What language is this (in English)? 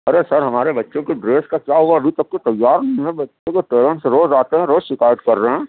Urdu